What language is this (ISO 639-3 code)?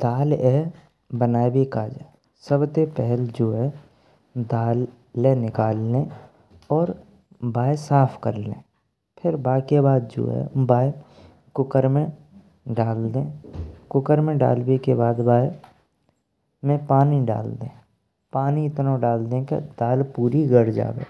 bra